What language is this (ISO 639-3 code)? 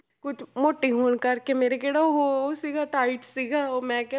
pan